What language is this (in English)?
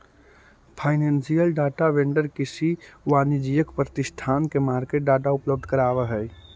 Magahi